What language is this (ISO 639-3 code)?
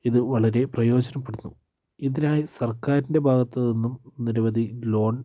mal